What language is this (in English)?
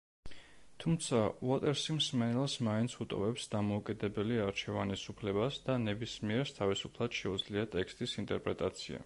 Georgian